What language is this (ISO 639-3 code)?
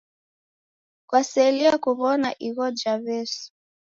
dav